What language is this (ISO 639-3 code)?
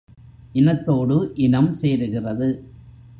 tam